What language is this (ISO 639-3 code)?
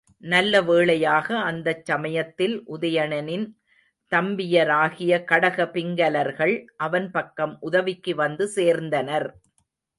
tam